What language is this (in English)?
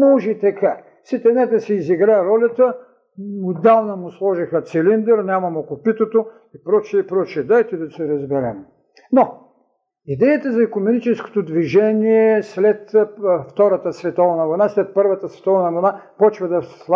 Bulgarian